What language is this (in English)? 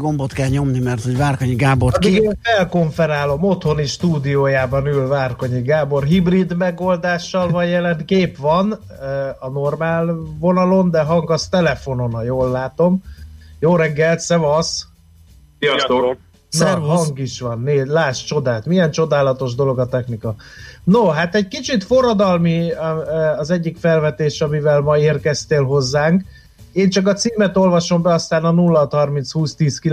Hungarian